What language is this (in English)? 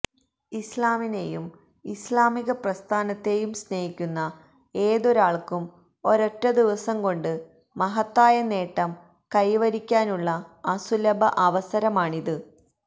Malayalam